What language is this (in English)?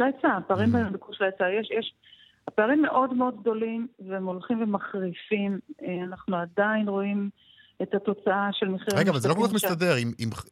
Hebrew